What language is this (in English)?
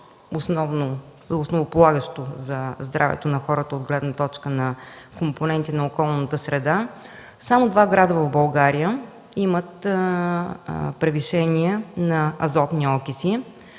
Bulgarian